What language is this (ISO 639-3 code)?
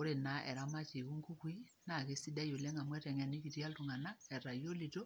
mas